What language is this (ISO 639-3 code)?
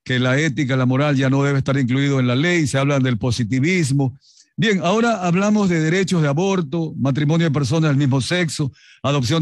spa